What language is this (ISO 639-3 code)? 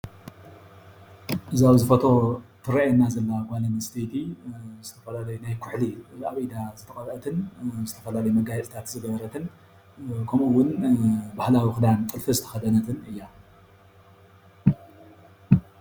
tir